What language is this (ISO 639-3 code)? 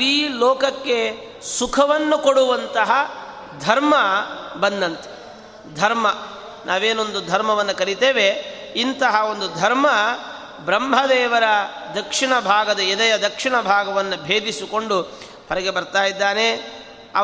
kan